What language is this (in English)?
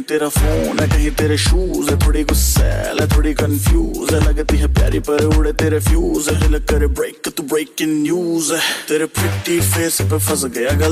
Hindi